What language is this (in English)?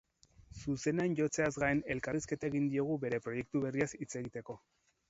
Basque